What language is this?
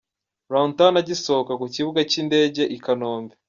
Kinyarwanda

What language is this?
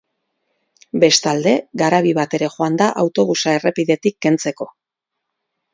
Basque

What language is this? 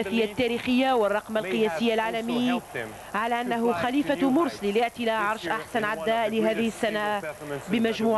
Arabic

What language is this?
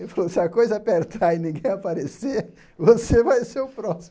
Portuguese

